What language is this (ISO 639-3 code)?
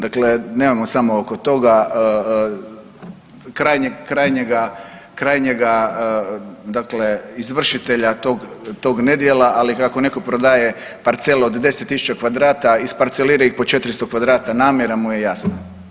hrv